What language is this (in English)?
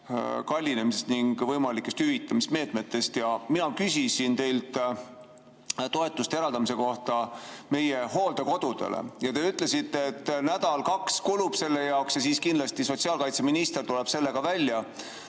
Estonian